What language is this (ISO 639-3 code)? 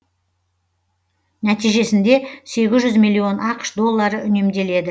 kaz